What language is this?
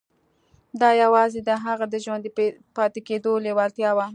Pashto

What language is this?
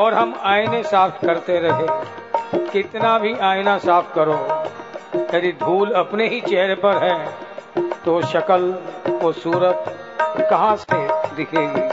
Hindi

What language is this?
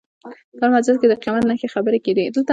Pashto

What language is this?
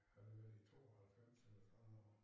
Danish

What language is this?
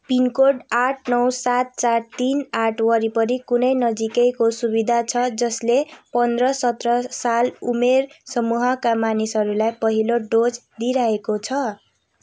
Nepali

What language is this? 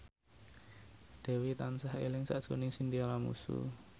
Javanese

